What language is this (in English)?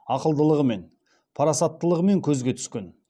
Kazakh